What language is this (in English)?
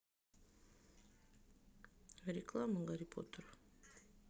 Russian